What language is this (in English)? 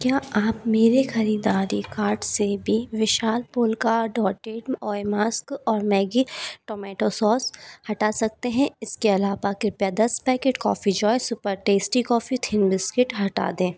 Hindi